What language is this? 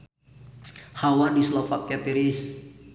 Sundanese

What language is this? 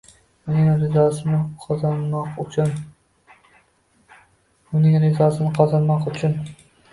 Uzbek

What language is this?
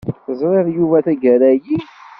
Kabyle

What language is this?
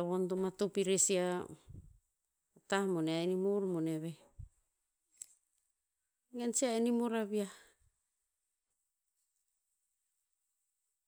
Tinputz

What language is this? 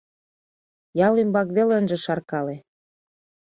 Mari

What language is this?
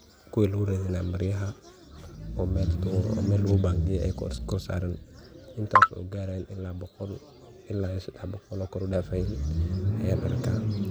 Somali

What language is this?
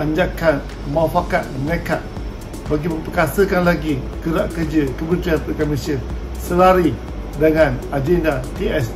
Malay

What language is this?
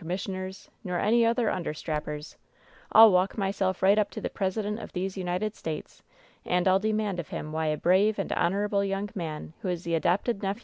English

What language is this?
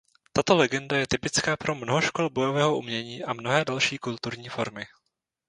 Czech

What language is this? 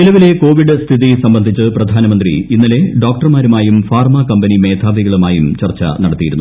Malayalam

